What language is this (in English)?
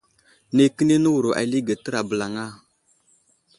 Wuzlam